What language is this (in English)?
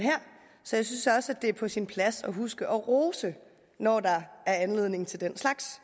Danish